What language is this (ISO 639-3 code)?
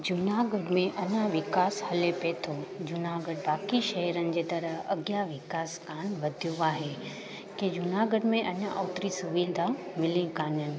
snd